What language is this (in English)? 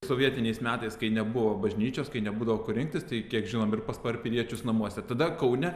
Lithuanian